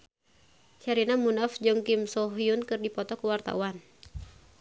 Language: Sundanese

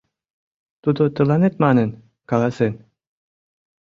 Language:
Mari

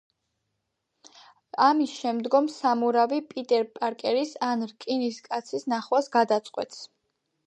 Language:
Georgian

